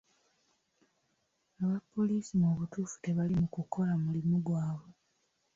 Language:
Ganda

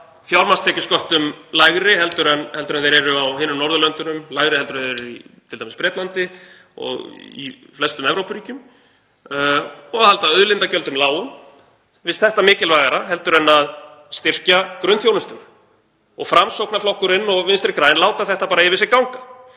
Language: Icelandic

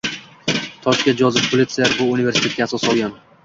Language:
Uzbek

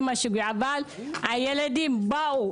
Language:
Hebrew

